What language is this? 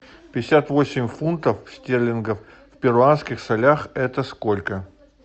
Russian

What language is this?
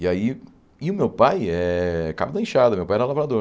Portuguese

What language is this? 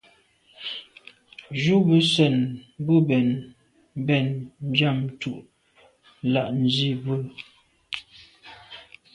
Medumba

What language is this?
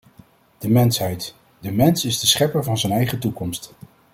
Dutch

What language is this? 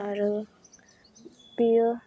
Bodo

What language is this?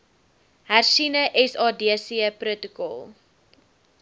Afrikaans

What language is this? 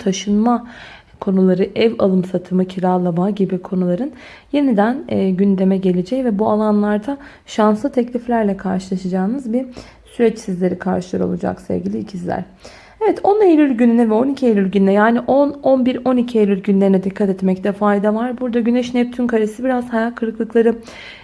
Turkish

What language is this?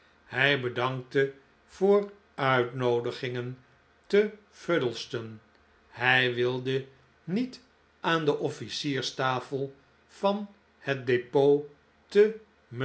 Dutch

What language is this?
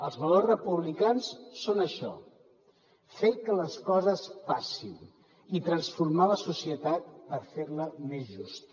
Catalan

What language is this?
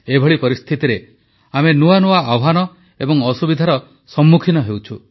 Odia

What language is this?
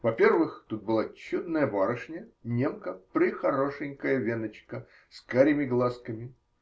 Russian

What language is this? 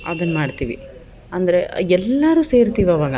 Kannada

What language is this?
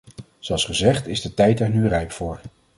Dutch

